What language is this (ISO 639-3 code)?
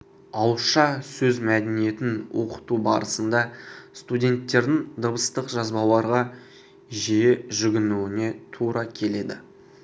kaz